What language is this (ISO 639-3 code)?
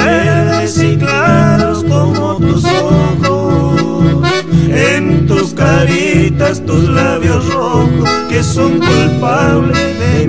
spa